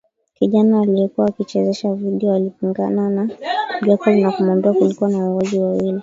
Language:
Swahili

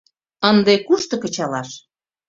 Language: Mari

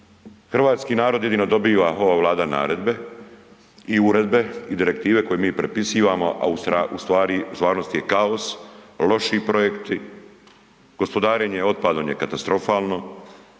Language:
Croatian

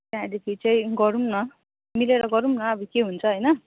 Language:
Nepali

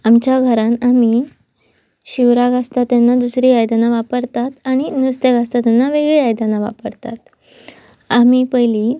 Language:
Konkani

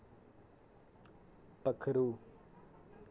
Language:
Dogri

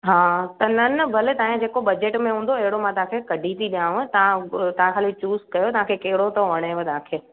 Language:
Sindhi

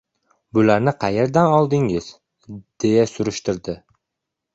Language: Uzbek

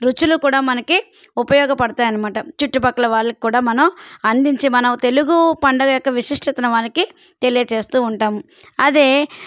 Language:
Telugu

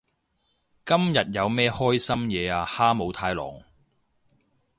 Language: Cantonese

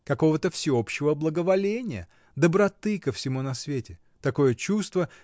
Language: Russian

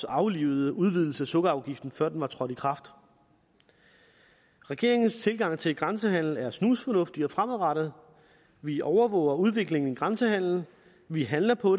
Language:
Danish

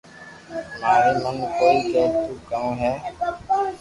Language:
Loarki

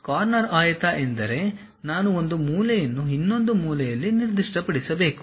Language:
Kannada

